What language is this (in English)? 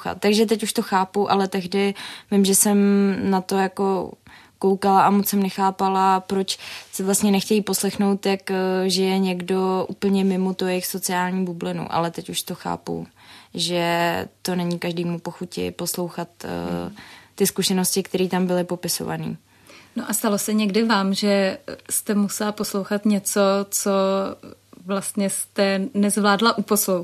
Czech